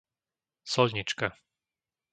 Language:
Slovak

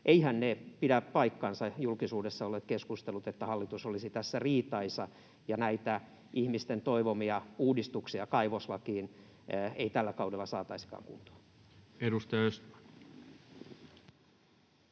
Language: Finnish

